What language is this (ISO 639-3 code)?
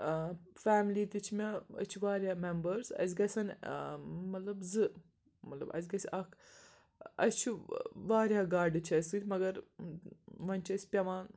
kas